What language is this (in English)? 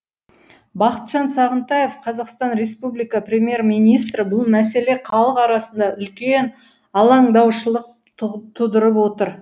Kazakh